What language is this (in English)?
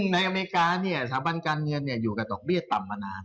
Thai